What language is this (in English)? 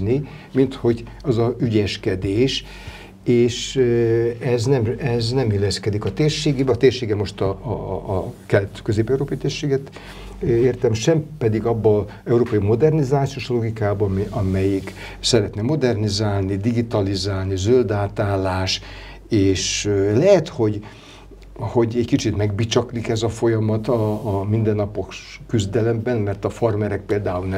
Hungarian